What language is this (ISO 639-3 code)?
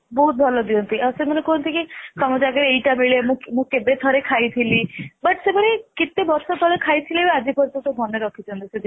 ori